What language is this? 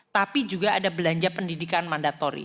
Indonesian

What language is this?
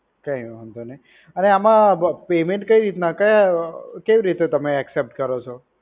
Gujarati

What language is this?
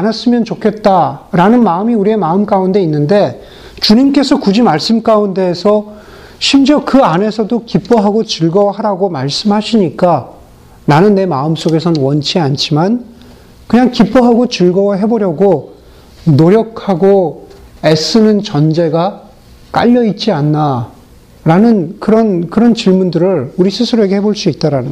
Korean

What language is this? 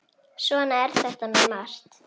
Icelandic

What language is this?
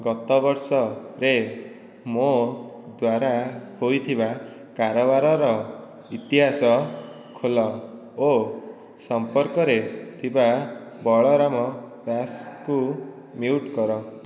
Odia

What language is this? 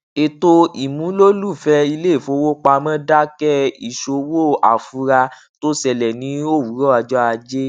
Yoruba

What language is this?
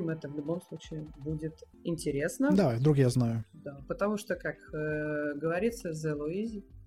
Russian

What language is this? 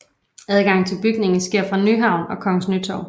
Danish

